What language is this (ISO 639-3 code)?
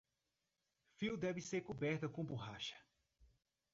por